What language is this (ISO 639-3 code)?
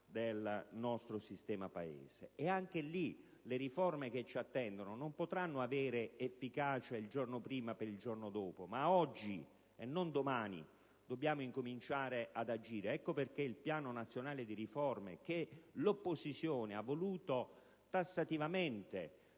ita